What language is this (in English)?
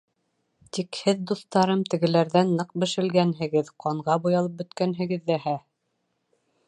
Bashkir